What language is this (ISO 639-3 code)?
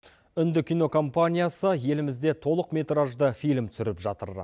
kaz